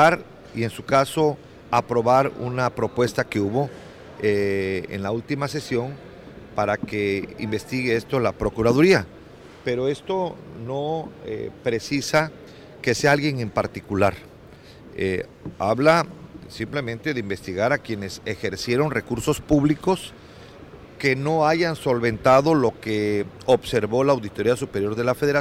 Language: Spanish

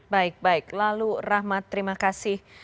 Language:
Indonesian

